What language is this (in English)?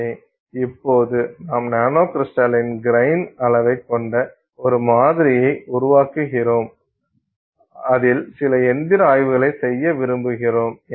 Tamil